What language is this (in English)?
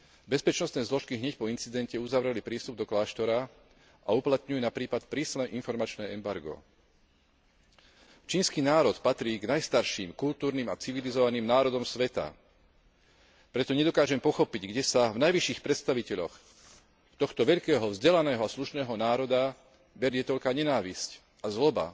Slovak